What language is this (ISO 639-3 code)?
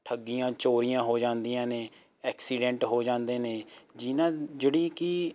pan